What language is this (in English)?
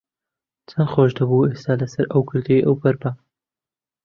Central Kurdish